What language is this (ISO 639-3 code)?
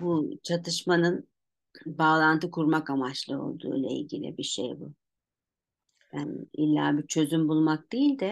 tur